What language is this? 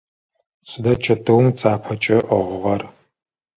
Adyghe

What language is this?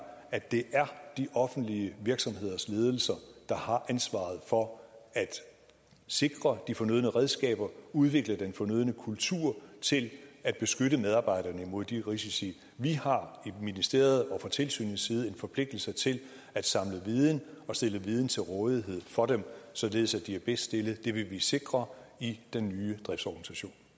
Danish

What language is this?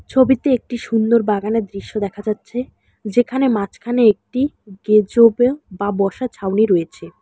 Bangla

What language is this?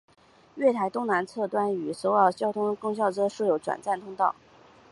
Chinese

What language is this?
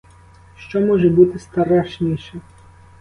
Ukrainian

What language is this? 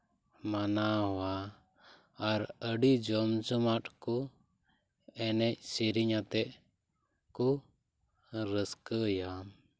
Santali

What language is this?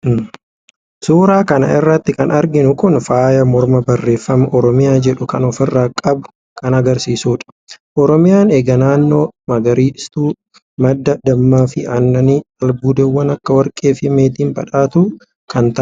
Oromo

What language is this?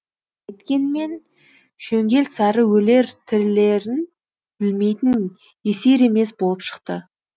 Kazakh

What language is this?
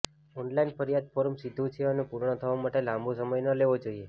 Gujarati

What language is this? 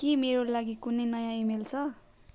Nepali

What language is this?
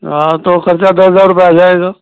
Hindi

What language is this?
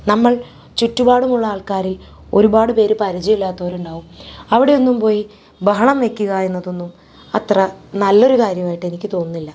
Malayalam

